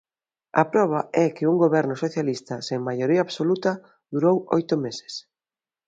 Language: Galician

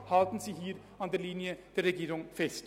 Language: Swiss German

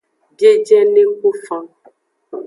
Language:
Aja (Benin)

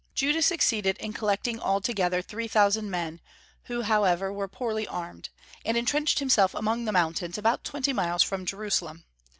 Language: English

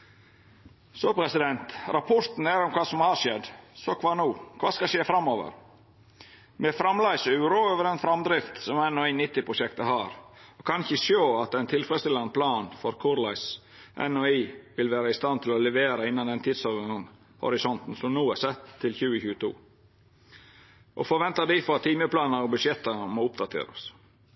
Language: Norwegian Nynorsk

